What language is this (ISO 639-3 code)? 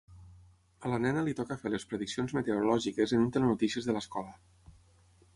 cat